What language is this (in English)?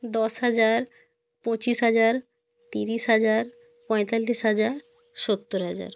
Bangla